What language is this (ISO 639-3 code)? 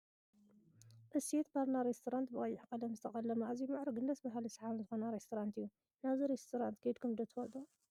tir